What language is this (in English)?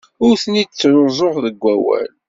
Kabyle